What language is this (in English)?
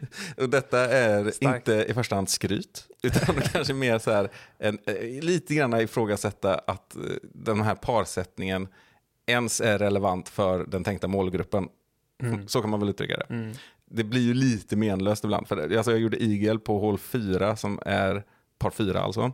Swedish